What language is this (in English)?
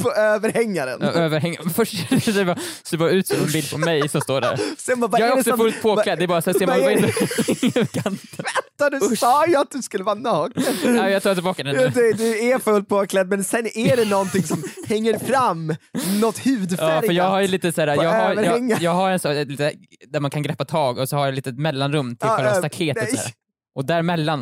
Swedish